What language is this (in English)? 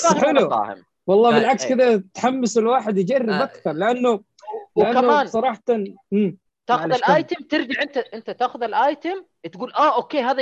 Arabic